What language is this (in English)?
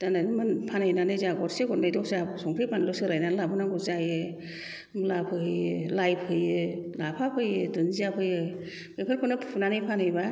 Bodo